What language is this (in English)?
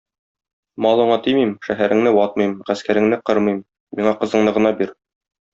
Tatar